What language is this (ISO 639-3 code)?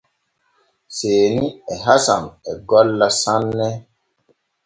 fue